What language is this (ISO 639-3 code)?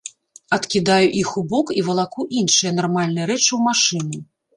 bel